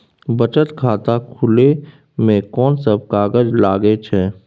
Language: Maithili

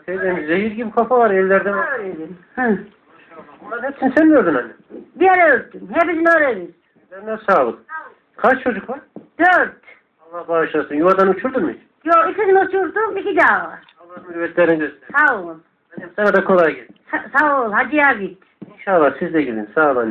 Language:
Turkish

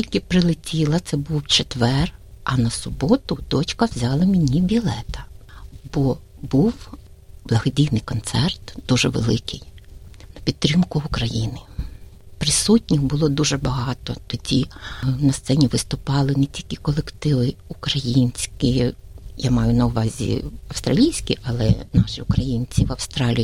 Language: Ukrainian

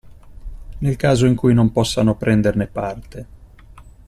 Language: Italian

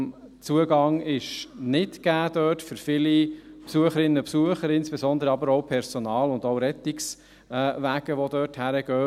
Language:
Swiss German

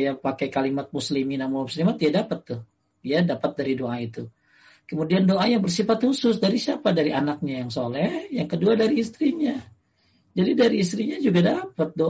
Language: Indonesian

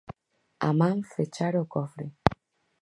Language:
Galician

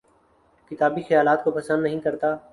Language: Urdu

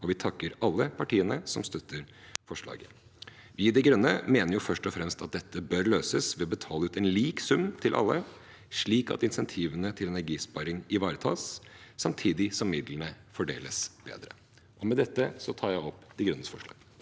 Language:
Norwegian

